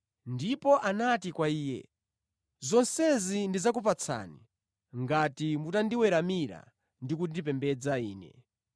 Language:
Nyanja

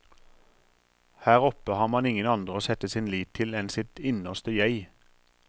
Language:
Norwegian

